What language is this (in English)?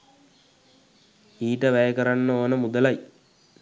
Sinhala